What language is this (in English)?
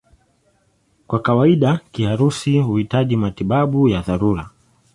Swahili